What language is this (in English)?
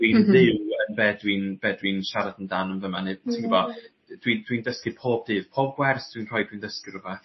Welsh